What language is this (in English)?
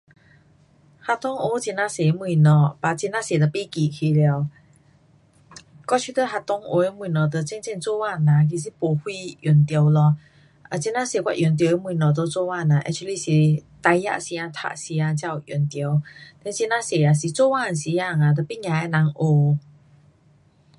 Pu-Xian Chinese